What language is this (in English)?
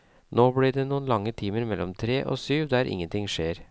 Norwegian